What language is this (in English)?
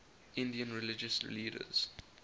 English